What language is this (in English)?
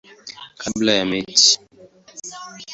Swahili